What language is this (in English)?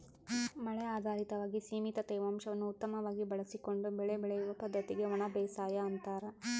Kannada